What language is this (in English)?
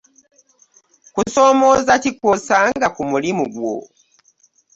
Ganda